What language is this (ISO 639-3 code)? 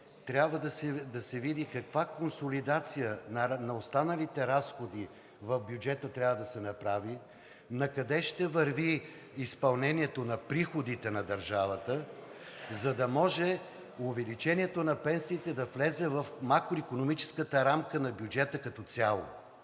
bul